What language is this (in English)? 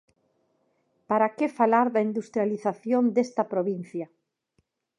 Galician